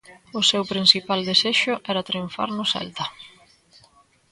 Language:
Galician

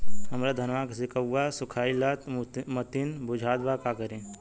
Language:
Bhojpuri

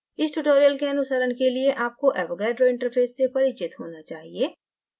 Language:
Hindi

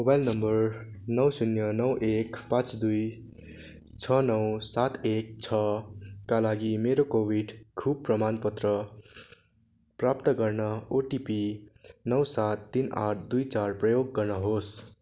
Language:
Nepali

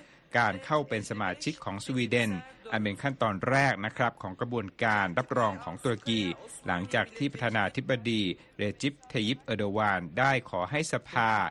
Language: Thai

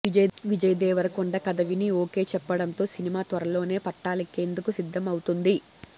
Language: Telugu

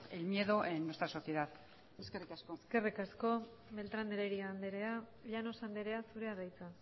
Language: Basque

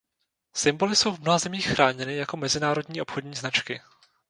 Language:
Czech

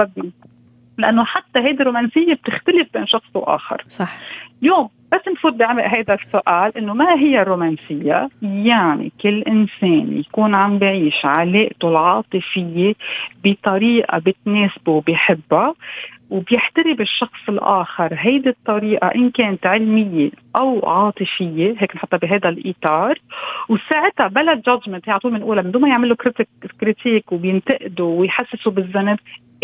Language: Arabic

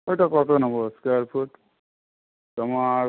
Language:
Bangla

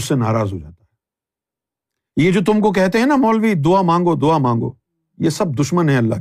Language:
Urdu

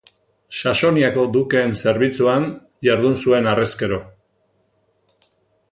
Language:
Basque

